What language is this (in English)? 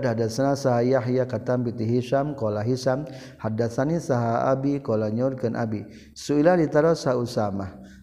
Malay